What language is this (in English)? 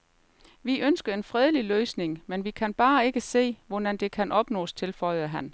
Danish